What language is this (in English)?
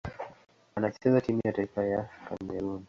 Swahili